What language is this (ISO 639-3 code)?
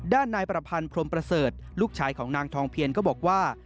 tha